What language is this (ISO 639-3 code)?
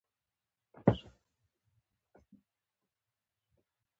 pus